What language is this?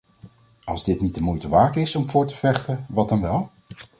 Dutch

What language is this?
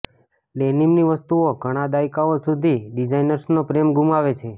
Gujarati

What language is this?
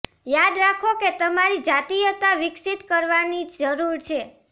Gujarati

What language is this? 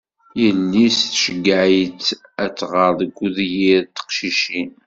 Kabyle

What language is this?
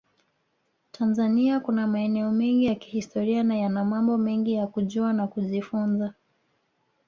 Swahili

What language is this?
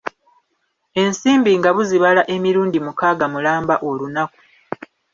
Ganda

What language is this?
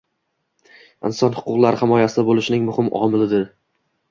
Uzbek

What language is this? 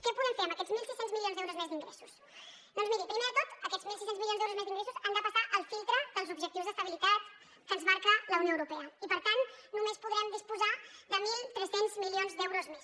Catalan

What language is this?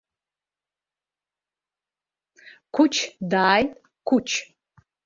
Abkhazian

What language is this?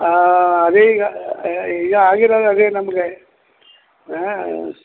Kannada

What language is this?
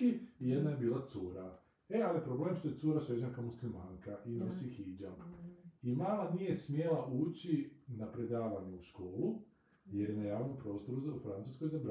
Croatian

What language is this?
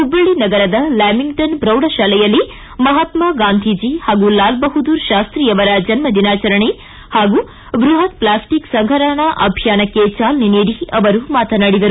Kannada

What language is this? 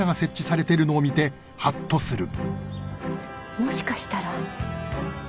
Japanese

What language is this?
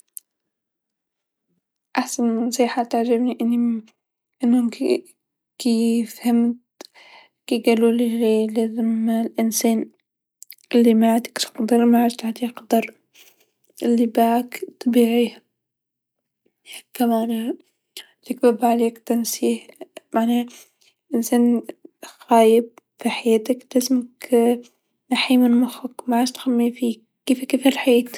Tunisian Arabic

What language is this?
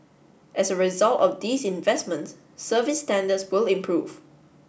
English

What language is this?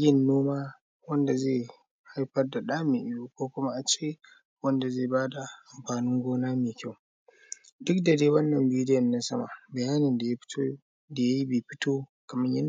Hausa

